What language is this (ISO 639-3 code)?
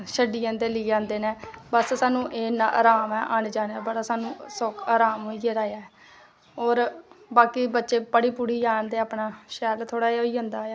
doi